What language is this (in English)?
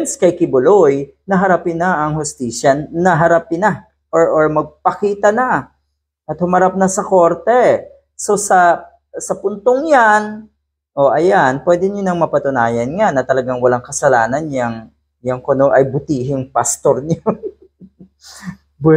Filipino